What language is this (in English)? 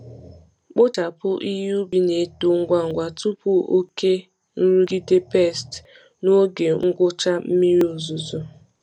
Igbo